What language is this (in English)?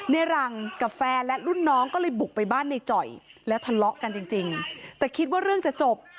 Thai